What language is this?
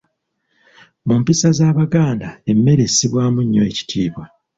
Ganda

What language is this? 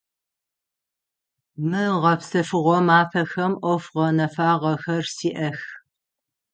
Adyghe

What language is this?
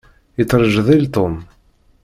Kabyle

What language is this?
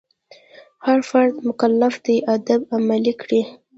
Pashto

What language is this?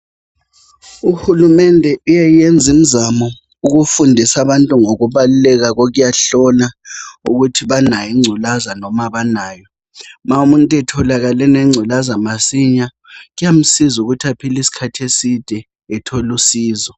North Ndebele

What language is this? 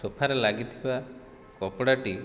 Odia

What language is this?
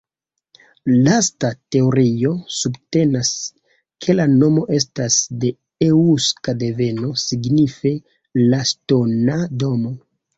Esperanto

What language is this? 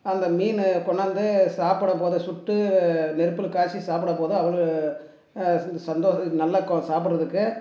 Tamil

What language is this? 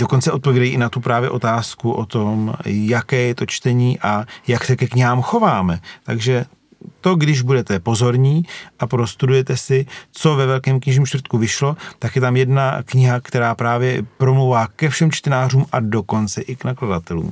Czech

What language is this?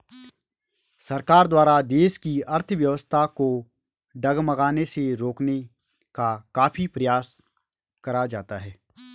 Hindi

